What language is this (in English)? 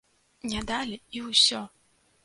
Belarusian